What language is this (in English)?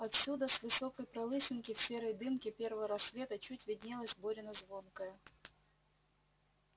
Russian